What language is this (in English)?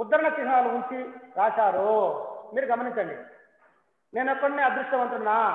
Telugu